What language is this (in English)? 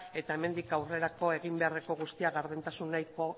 Basque